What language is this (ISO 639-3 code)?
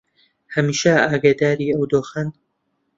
ckb